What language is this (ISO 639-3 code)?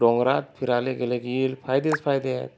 mar